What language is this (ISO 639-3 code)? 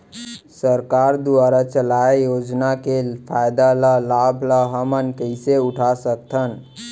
hne